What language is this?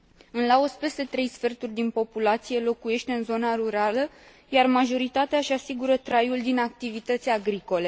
Romanian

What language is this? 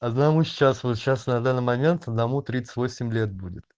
Russian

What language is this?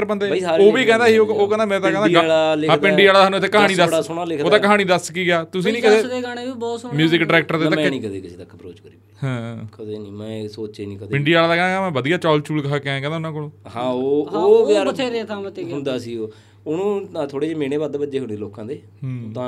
Punjabi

